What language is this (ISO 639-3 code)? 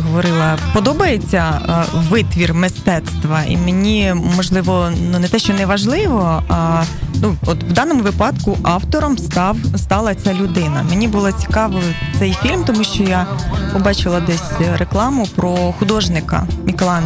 ukr